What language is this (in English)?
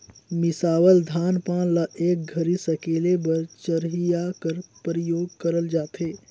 Chhattisgarhi